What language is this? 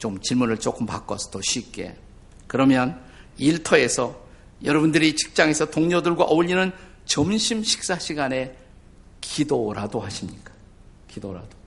Korean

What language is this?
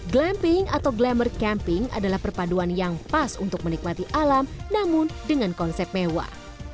Indonesian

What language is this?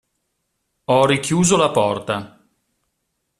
Italian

